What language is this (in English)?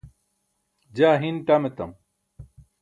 Burushaski